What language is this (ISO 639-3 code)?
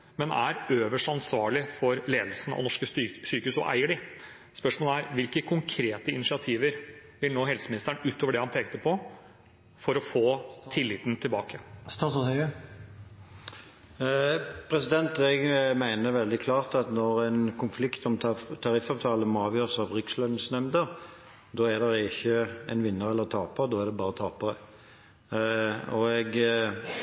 nob